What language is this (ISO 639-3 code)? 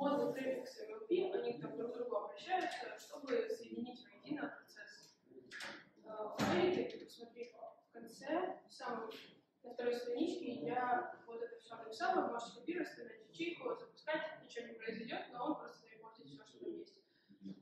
rus